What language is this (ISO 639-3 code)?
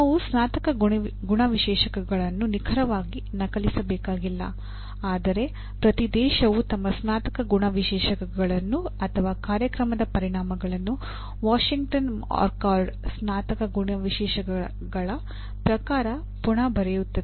kan